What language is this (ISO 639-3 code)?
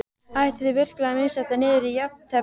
isl